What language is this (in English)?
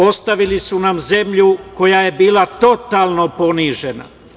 Serbian